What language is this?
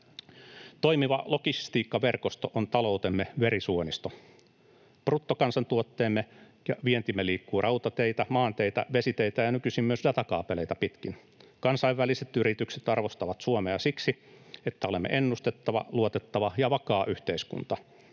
Finnish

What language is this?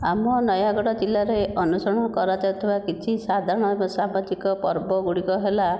Odia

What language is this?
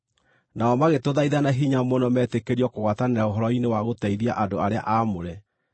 Kikuyu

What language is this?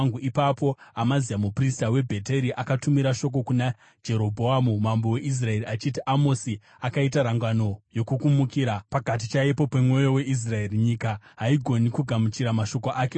Shona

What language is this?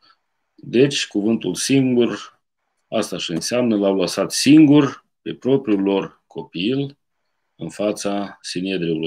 Romanian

